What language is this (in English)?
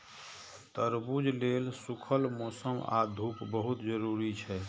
Maithili